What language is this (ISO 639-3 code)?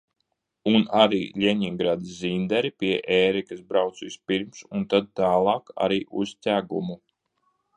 lav